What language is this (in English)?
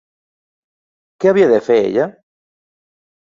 Catalan